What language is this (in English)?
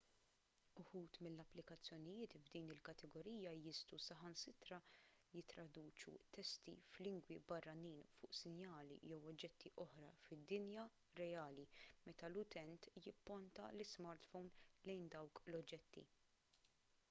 Maltese